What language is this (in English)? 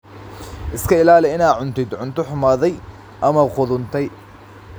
Somali